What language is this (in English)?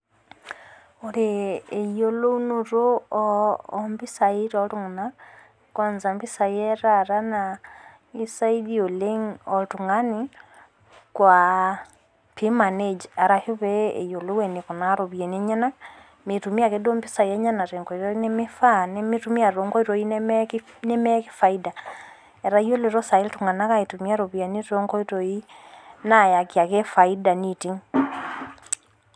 Masai